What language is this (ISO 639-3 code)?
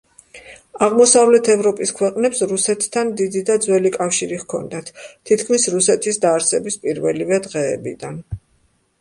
kat